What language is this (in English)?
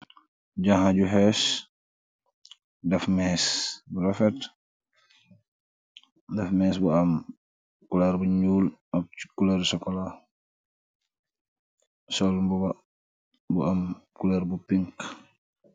Wolof